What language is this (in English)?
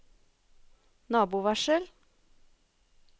Norwegian